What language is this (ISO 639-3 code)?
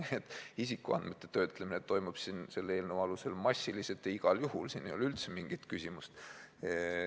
est